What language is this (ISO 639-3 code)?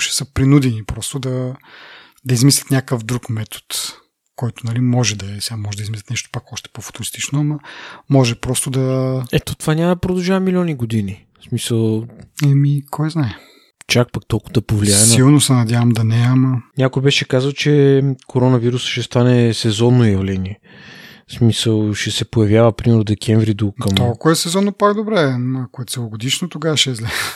bul